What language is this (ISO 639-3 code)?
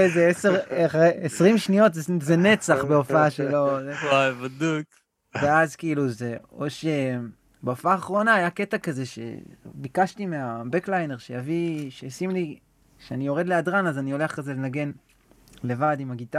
heb